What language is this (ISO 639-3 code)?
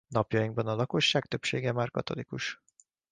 hun